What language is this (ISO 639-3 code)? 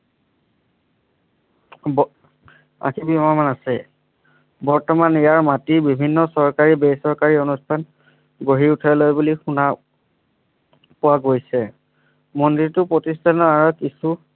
asm